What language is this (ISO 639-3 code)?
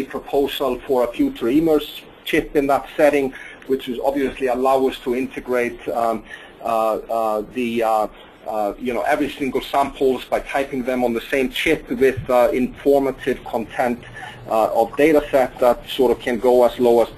eng